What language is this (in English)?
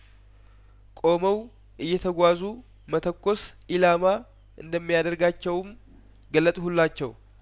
Amharic